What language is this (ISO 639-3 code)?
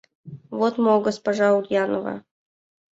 chm